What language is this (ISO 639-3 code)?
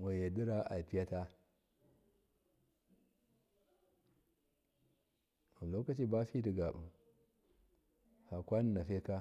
mkf